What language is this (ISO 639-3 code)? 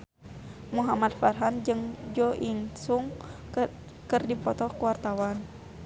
sun